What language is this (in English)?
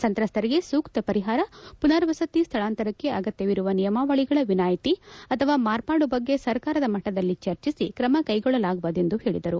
Kannada